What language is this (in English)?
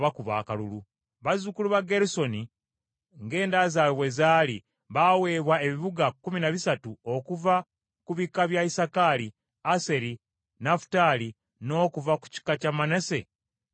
Ganda